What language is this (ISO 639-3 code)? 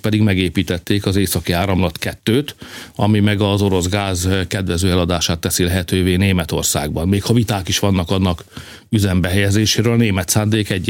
hun